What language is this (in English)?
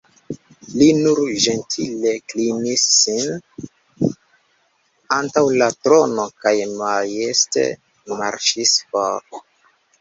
Esperanto